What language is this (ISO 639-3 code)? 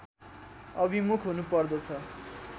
nep